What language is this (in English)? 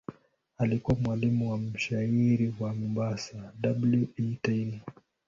Swahili